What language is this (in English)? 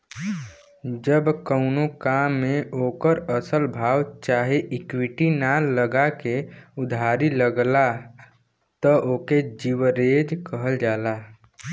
Bhojpuri